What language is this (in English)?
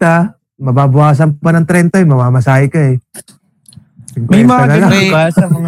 Filipino